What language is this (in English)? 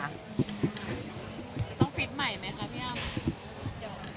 Thai